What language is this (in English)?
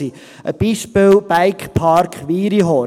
Swiss German